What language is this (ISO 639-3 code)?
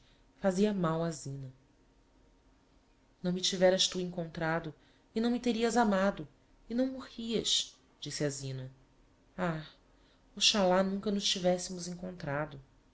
por